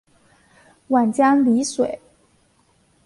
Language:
Chinese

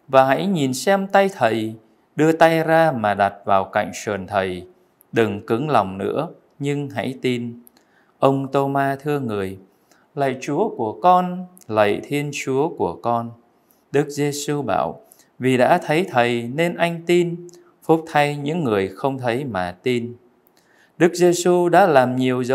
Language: Vietnamese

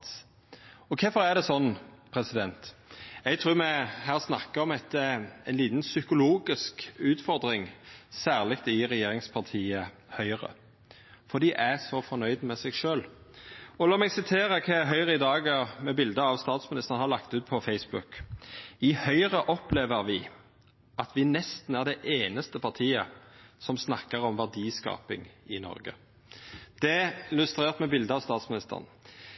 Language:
Norwegian Nynorsk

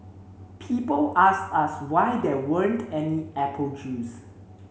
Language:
English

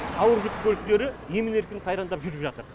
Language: Kazakh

